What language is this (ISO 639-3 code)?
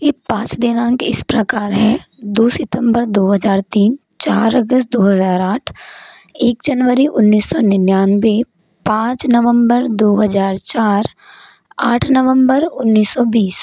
hin